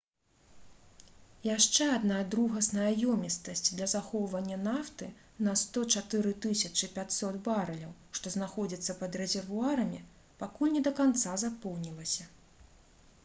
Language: Belarusian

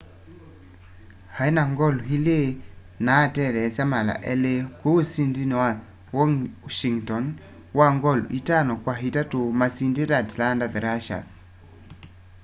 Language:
Kamba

